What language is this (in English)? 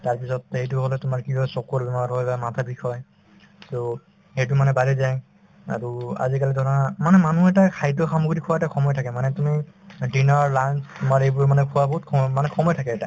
Assamese